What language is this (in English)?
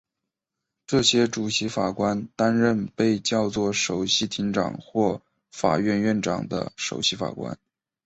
Chinese